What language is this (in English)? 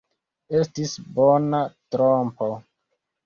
Esperanto